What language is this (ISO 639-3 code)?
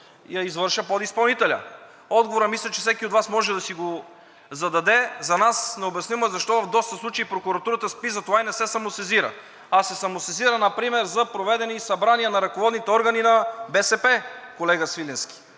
bul